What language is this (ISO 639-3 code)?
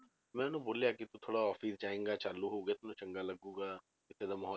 pan